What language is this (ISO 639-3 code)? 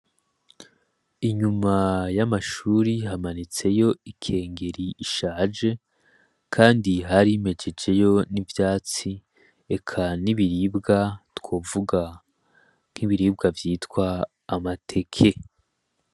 run